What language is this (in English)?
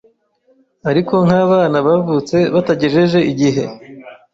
Kinyarwanda